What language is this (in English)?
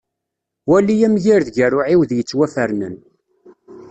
Kabyle